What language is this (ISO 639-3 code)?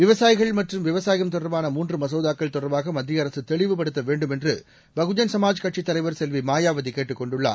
tam